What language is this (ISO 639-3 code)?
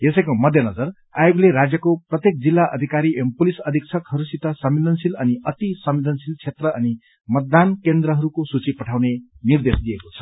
nep